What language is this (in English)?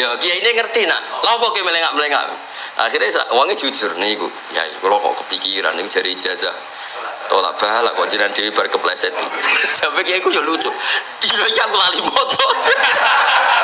Indonesian